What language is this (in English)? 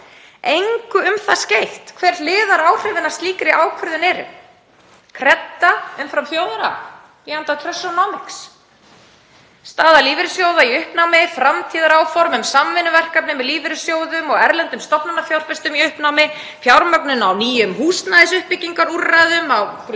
Icelandic